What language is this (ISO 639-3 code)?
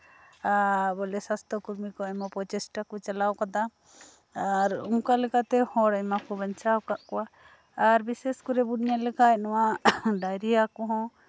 sat